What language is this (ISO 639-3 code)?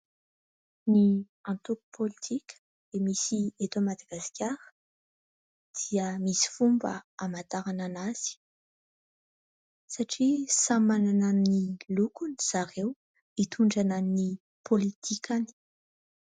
mlg